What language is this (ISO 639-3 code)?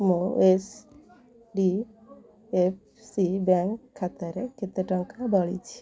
ori